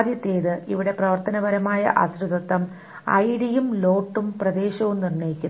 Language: Malayalam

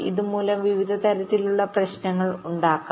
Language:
Malayalam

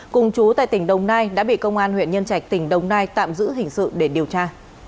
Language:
Vietnamese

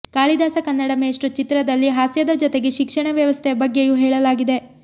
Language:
Kannada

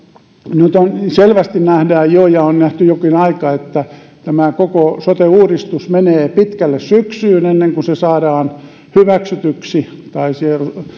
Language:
Finnish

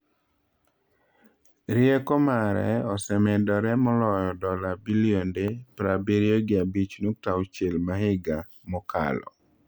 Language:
Luo (Kenya and Tanzania)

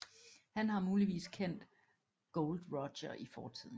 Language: Danish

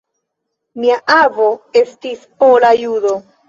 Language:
Esperanto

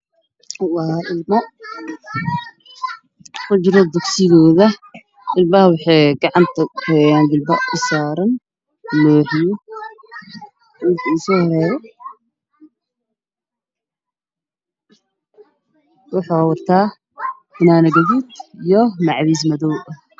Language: Somali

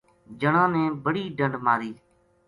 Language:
Gujari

